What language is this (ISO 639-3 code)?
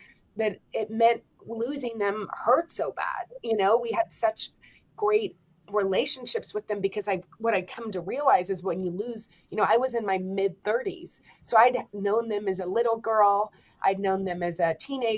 eng